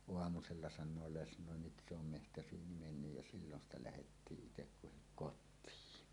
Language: Finnish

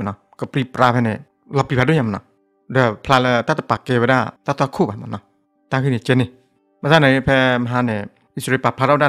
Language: Thai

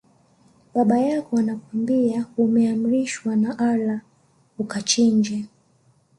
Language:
Swahili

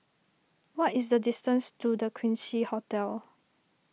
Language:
English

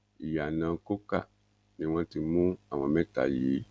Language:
Yoruba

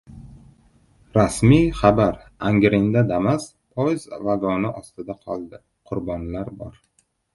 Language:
Uzbek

